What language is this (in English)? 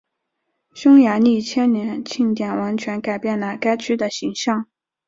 Chinese